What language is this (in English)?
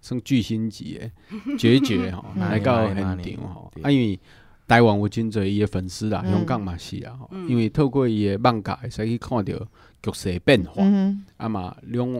Chinese